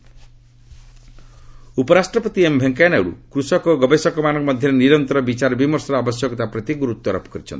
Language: Odia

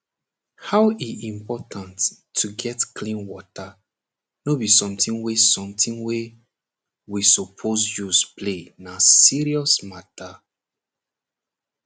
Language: Nigerian Pidgin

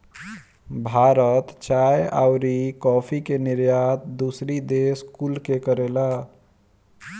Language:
Bhojpuri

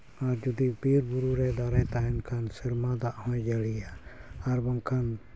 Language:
Santali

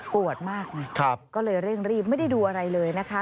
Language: Thai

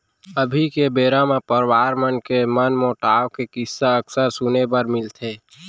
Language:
Chhattisgarhi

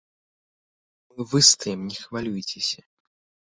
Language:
Belarusian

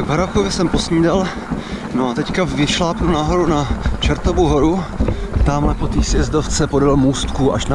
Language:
Czech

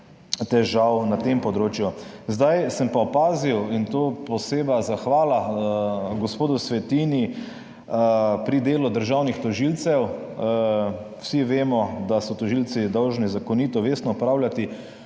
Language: Slovenian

